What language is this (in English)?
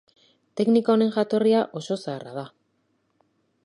Basque